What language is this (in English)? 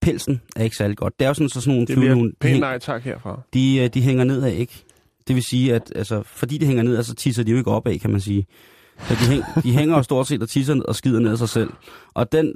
Danish